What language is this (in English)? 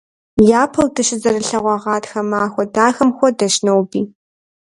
Kabardian